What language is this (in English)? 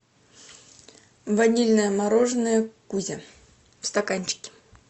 Russian